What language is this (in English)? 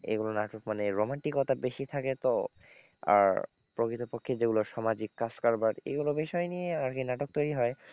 Bangla